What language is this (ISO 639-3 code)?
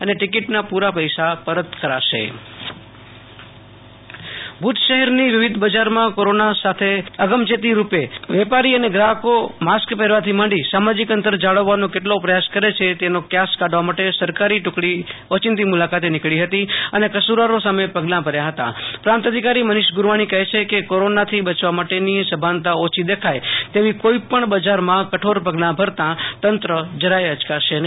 guj